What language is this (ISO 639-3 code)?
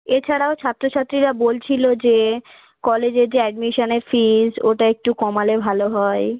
ben